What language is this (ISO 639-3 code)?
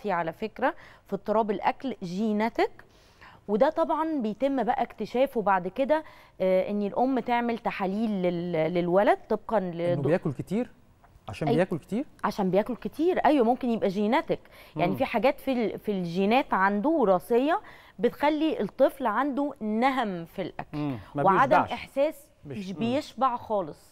ara